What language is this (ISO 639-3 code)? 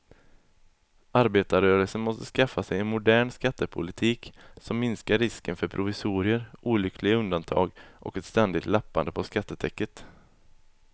swe